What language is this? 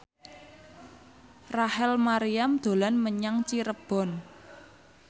Javanese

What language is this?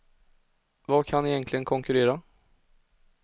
Swedish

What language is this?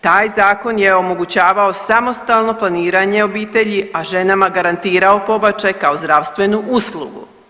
Croatian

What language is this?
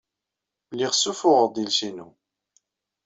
Kabyle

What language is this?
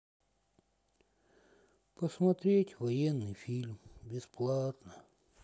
Russian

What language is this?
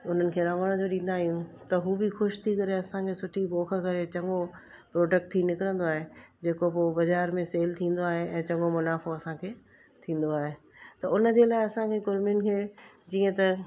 Sindhi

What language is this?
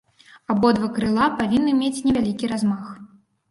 Belarusian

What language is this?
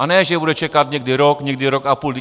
Czech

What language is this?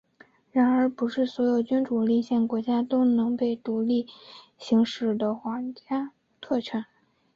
Chinese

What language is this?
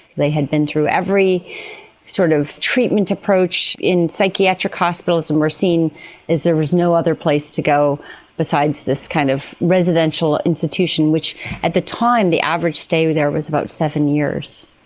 English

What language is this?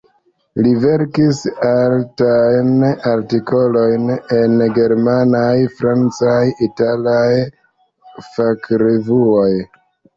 Esperanto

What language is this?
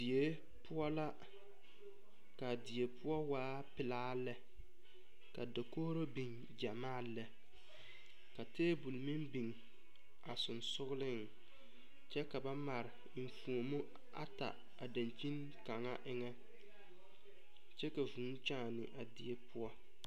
Southern Dagaare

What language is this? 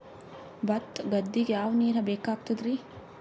Kannada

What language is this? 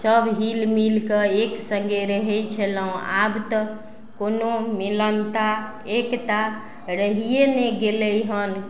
Maithili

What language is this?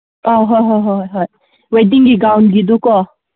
Manipuri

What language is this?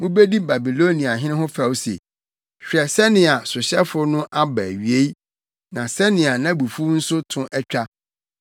Akan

